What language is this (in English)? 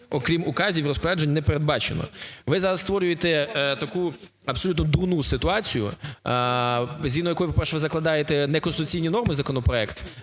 Ukrainian